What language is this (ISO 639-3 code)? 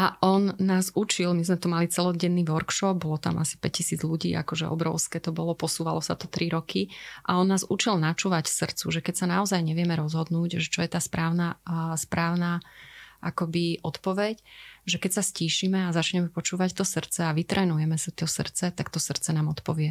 slk